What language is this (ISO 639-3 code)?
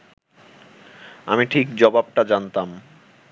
ben